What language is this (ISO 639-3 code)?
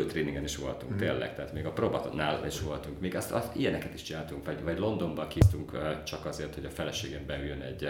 hun